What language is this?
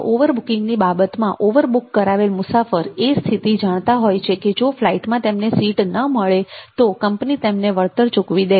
Gujarati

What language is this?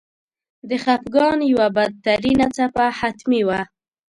Pashto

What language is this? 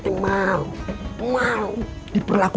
Indonesian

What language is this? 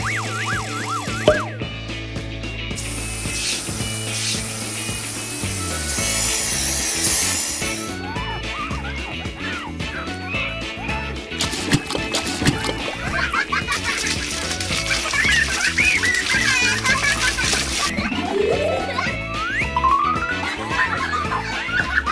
Arabic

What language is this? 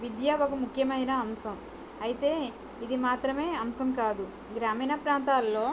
Telugu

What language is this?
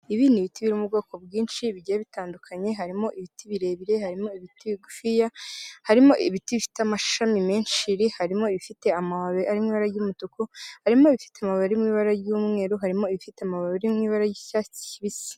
Kinyarwanda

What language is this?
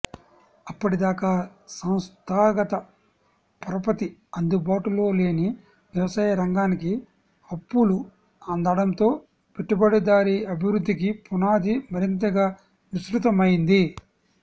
Telugu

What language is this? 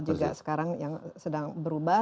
Indonesian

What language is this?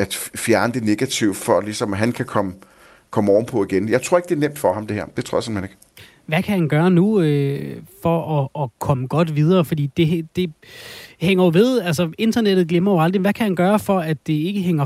Danish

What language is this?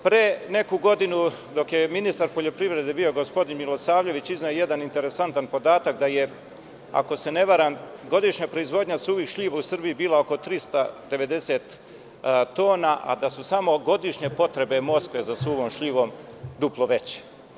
Serbian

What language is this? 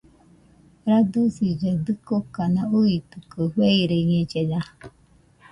Nüpode Huitoto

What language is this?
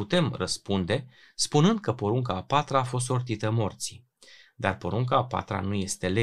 Romanian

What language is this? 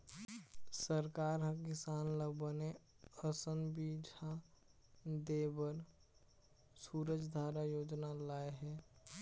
Chhattisgarhi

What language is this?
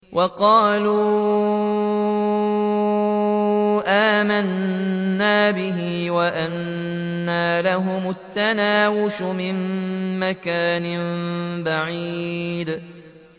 Arabic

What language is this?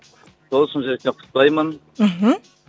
Kazakh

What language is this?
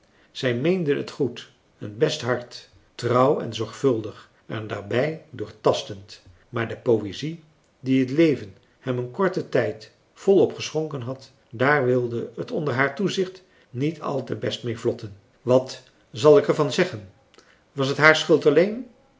Dutch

